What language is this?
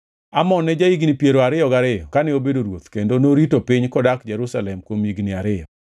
Luo (Kenya and Tanzania)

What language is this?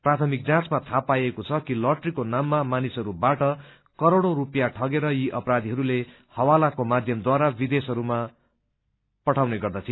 Nepali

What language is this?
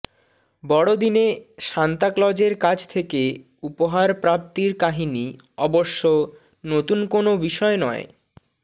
Bangla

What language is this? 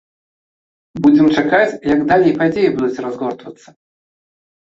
Belarusian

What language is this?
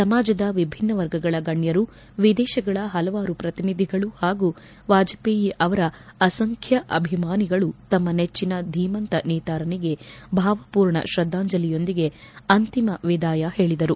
Kannada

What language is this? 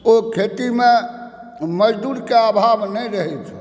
Maithili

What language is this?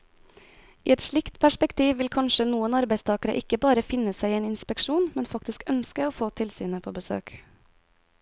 Norwegian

